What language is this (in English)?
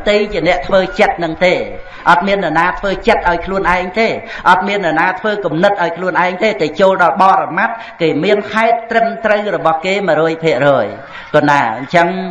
Vietnamese